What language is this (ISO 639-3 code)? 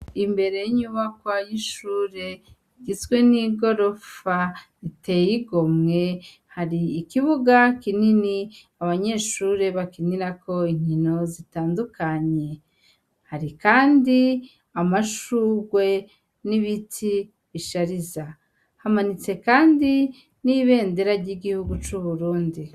run